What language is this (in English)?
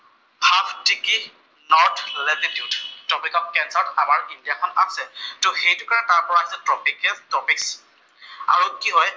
Assamese